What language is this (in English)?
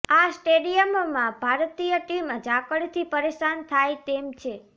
Gujarati